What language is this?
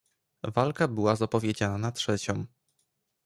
Polish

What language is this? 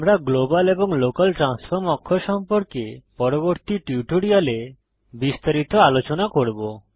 Bangla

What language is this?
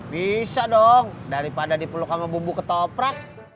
Indonesian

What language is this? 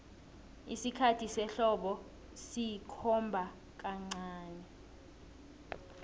South Ndebele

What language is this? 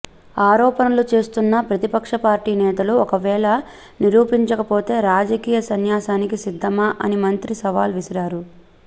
Telugu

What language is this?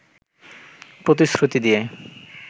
Bangla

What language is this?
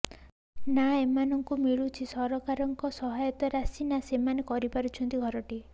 Odia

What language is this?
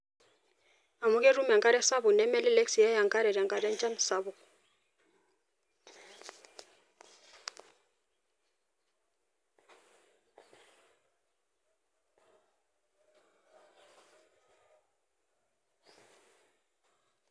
Masai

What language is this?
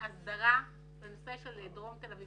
Hebrew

